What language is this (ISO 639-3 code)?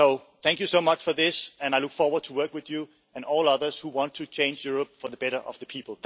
eng